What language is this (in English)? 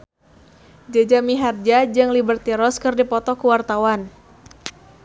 Sundanese